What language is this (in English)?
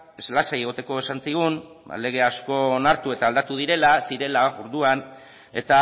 Basque